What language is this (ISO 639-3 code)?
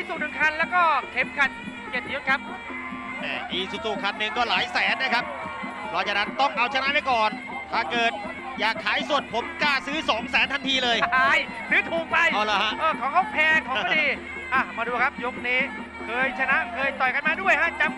tha